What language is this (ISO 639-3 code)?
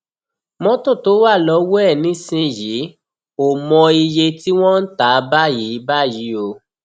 yor